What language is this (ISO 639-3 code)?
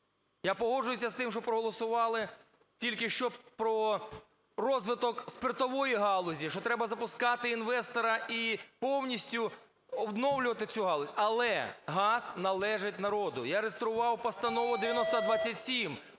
ukr